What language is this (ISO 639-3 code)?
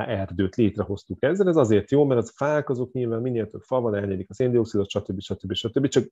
hun